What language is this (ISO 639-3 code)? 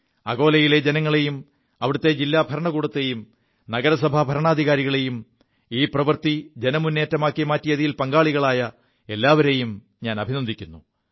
mal